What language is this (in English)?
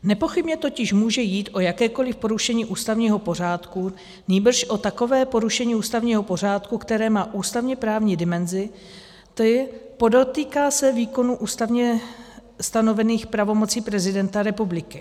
Czech